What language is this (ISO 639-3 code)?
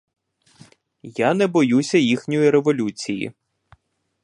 ukr